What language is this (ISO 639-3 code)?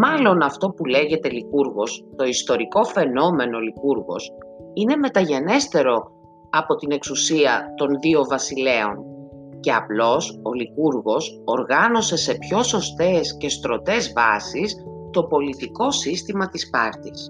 ell